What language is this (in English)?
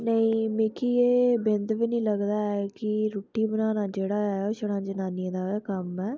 Dogri